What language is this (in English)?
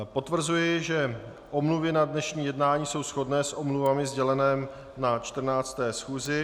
Czech